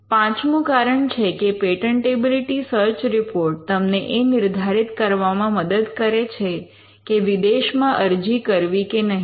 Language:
Gujarati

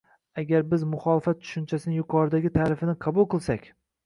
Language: Uzbek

